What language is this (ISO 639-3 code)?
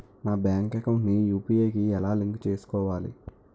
tel